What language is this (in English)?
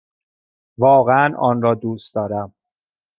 Persian